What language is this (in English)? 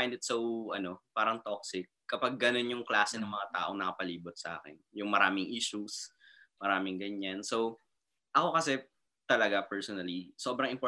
Filipino